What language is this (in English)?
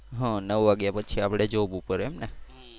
Gujarati